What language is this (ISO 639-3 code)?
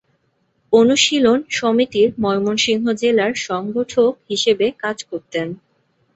ben